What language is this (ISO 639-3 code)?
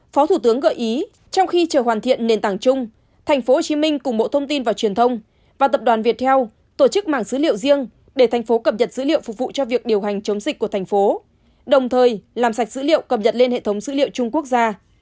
vie